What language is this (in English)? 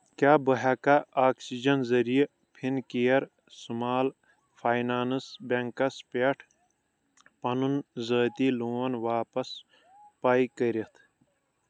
Kashmiri